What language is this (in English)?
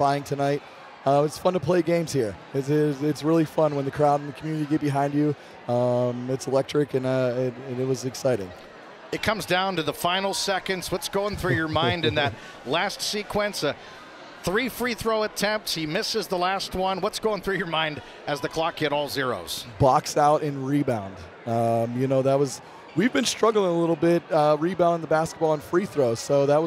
English